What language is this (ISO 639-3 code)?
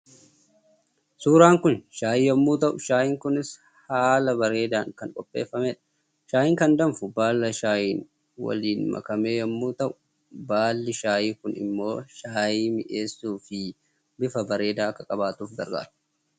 orm